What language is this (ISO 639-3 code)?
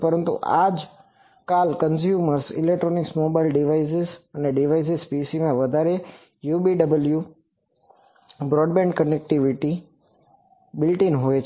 guj